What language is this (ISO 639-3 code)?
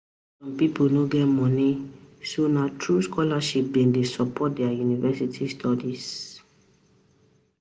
pcm